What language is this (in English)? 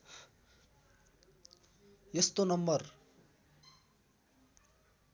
Nepali